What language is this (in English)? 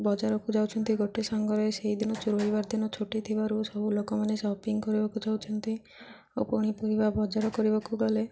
Odia